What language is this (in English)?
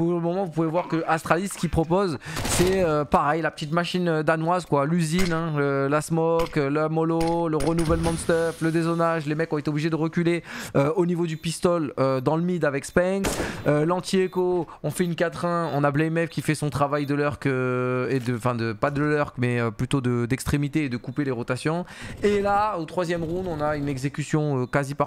French